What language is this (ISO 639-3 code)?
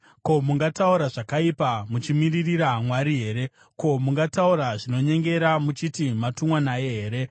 sna